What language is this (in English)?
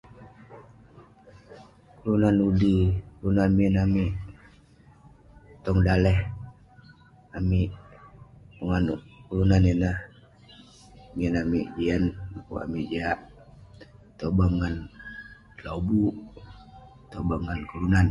Western Penan